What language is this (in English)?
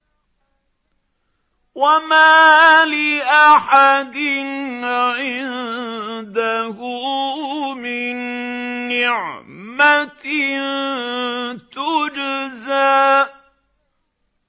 Arabic